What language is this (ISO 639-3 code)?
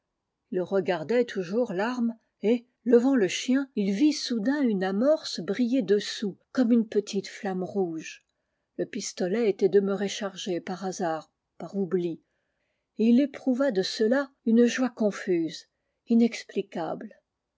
fra